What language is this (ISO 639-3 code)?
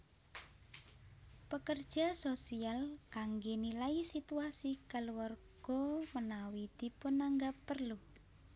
jav